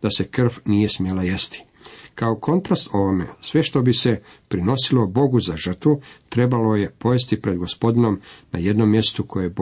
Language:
Croatian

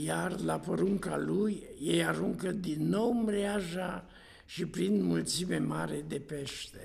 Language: Romanian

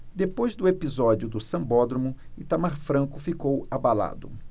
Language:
Portuguese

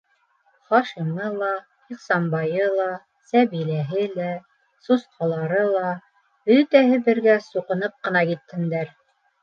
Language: Bashkir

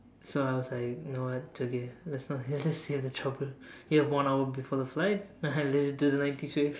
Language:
English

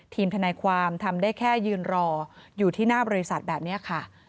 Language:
Thai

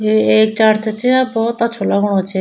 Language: Garhwali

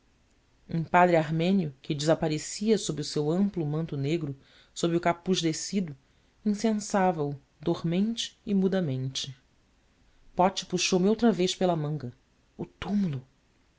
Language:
Portuguese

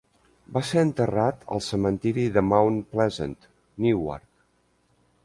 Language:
Catalan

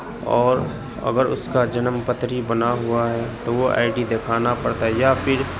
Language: Urdu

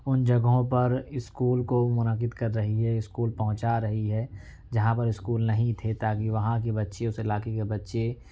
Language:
Urdu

